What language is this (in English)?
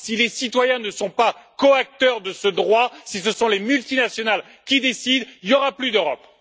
French